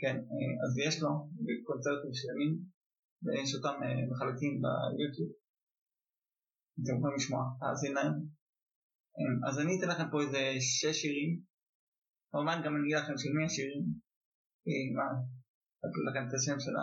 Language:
Hebrew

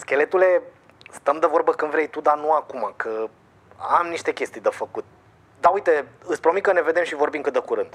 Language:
Romanian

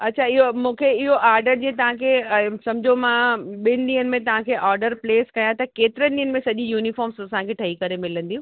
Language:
Sindhi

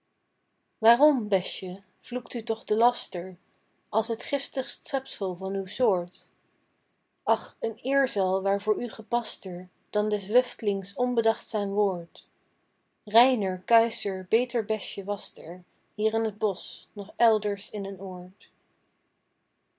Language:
Dutch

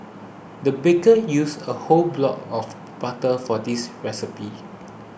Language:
English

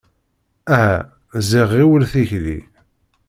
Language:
Kabyle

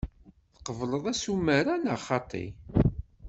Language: Kabyle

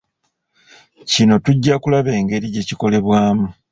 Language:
Ganda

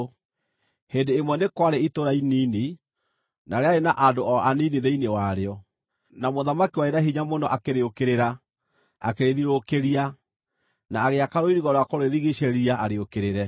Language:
Kikuyu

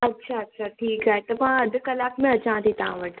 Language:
Sindhi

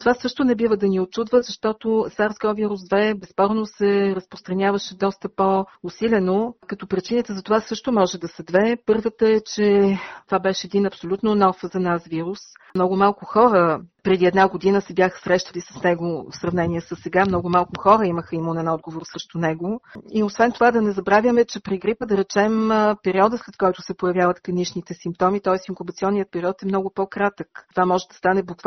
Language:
Bulgarian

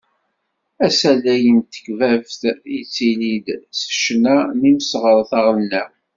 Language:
Kabyle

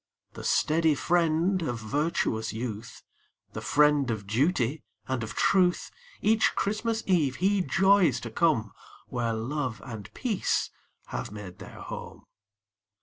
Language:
English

